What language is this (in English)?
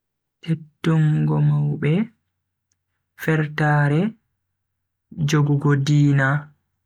Bagirmi Fulfulde